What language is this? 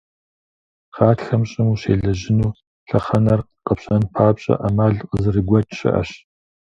Kabardian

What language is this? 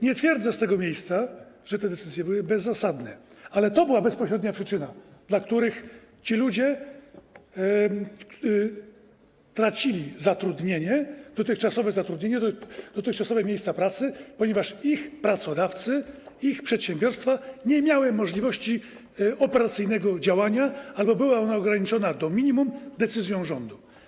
Polish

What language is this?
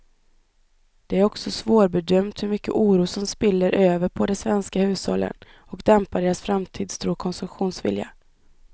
Swedish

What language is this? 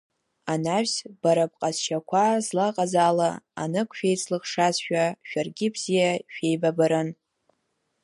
Abkhazian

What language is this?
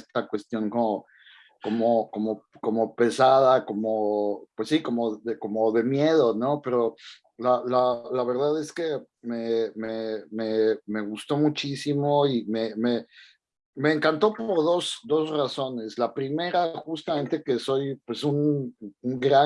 Spanish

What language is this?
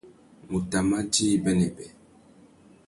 Tuki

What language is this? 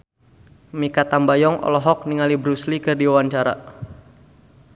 Sundanese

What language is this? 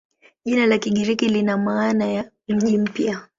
Swahili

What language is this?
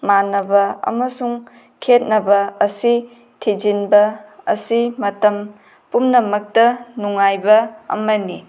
Manipuri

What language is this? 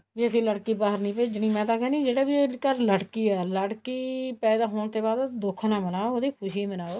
Punjabi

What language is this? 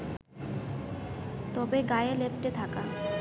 Bangla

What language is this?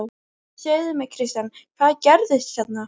Icelandic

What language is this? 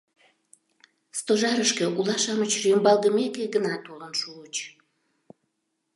Mari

